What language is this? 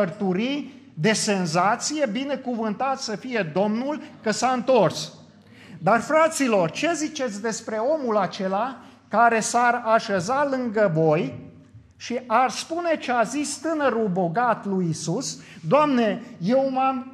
Romanian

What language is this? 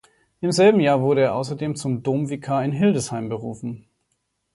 German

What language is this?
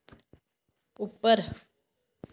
Dogri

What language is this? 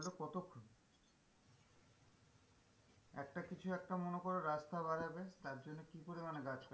Bangla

